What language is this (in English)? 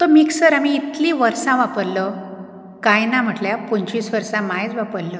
Konkani